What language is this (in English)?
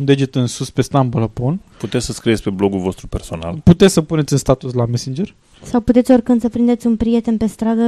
Romanian